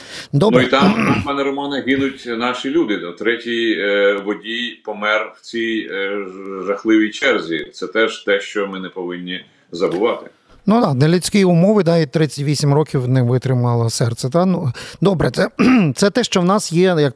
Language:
Ukrainian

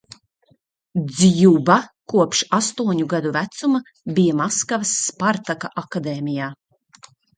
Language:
Latvian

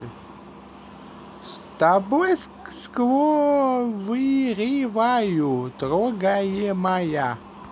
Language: Russian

